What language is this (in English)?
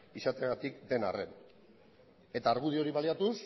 Basque